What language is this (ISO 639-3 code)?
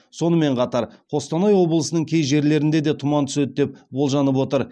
kaz